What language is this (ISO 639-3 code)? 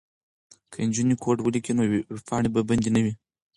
pus